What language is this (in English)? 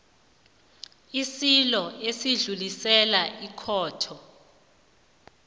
South Ndebele